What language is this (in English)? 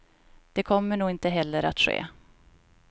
Swedish